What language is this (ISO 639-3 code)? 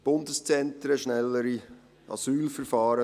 gsw